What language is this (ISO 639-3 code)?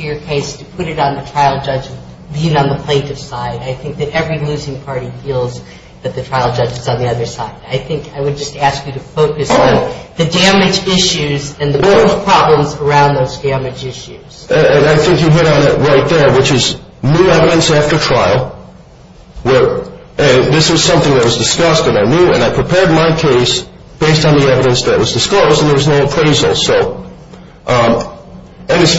eng